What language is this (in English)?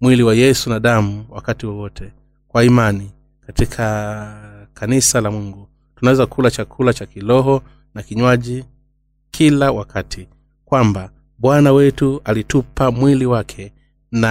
Swahili